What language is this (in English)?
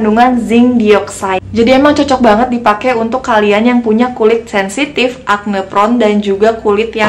Indonesian